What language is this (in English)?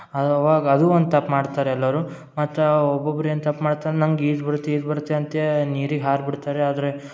Kannada